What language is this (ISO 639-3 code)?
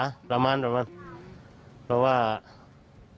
tha